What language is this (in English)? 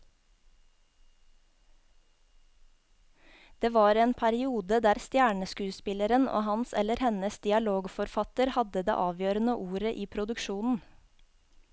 Norwegian